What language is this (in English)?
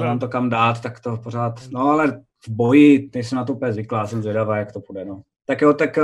Czech